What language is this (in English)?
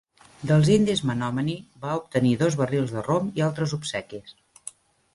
Catalan